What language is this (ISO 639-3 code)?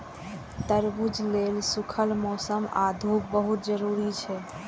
mai